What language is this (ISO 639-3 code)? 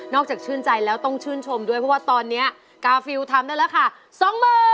tha